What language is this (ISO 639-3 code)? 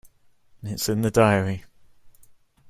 eng